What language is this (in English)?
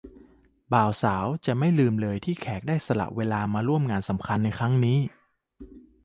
Thai